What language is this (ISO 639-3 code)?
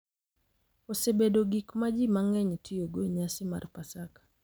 luo